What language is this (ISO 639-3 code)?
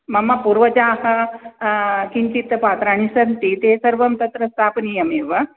san